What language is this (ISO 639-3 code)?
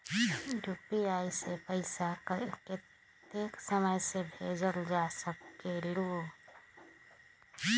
mag